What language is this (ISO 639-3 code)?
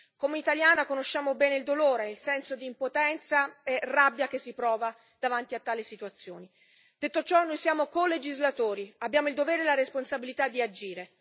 ita